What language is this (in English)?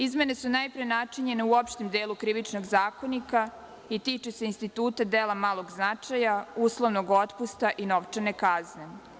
Serbian